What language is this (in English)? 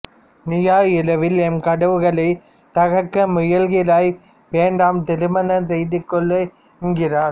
Tamil